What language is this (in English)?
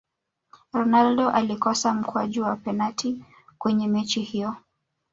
Swahili